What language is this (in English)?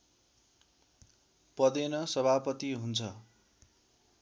Nepali